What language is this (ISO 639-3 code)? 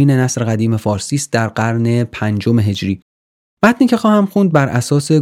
fas